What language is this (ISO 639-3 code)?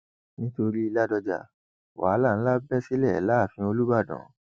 yor